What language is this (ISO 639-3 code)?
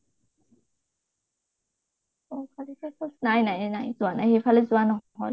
asm